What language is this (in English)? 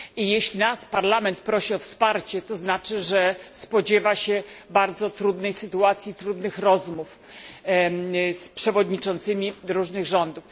Polish